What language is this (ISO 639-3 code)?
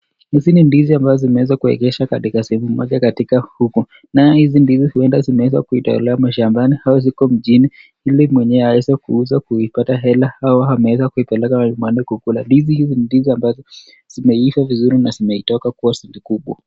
swa